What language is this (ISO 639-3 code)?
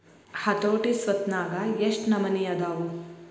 kan